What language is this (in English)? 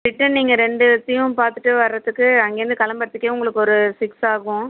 Tamil